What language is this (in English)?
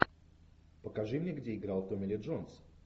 Russian